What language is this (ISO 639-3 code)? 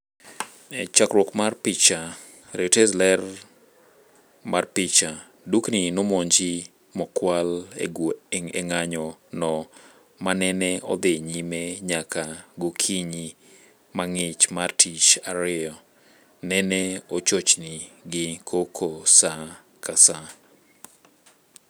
luo